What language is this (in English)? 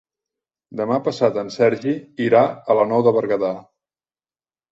Catalan